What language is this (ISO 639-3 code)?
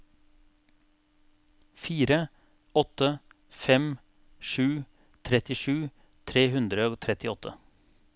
nor